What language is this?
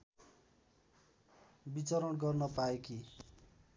Nepali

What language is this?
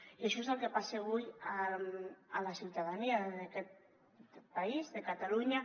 Catalan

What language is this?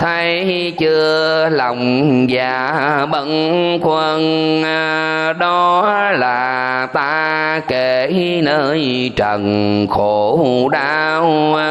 Vietnamese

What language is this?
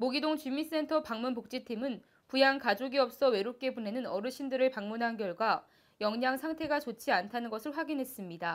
Korean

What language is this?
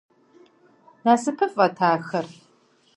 Kabardian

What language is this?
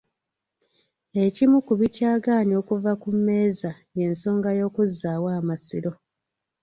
Ganda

